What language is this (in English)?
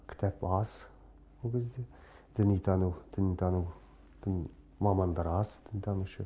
Kazakh